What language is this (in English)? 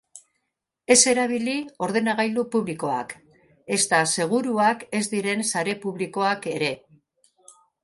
Basque